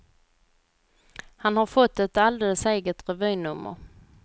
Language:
Swedish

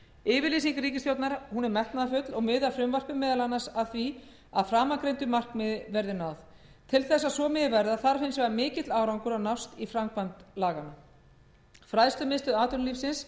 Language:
Icelandic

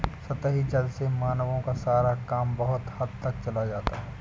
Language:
Hindi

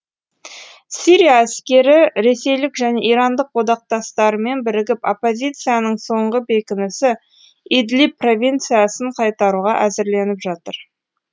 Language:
Kazakh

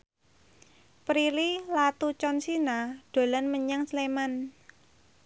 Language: Javanese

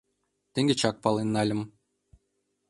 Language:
Mari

